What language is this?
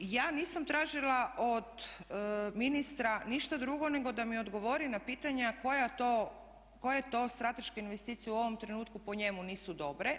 Croatian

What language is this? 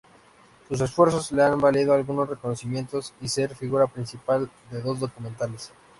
Spanish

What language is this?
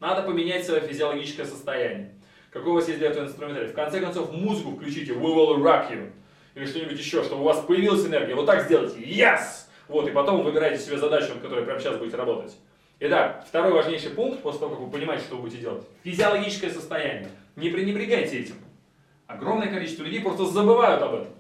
Russian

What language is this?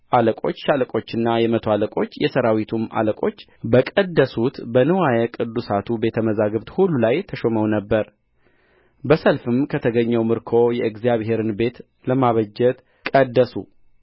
Amharic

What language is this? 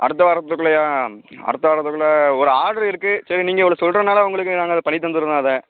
Tamil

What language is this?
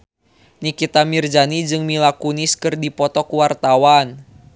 Sundanese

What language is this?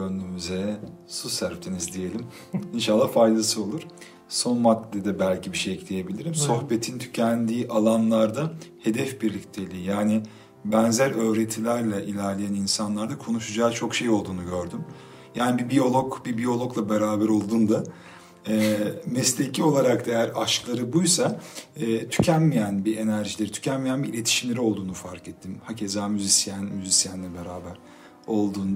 Turkish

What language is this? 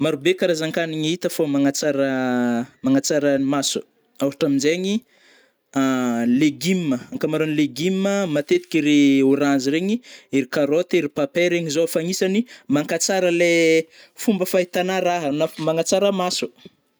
Northern Betsimisaraka Malagasy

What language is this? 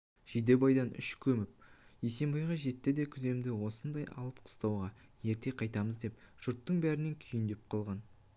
Kazakh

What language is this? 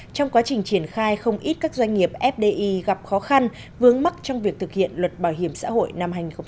Vietnamese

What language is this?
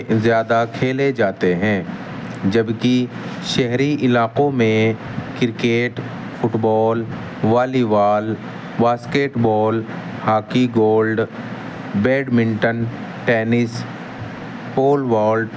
Urdu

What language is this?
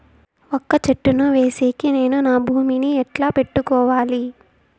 Telugu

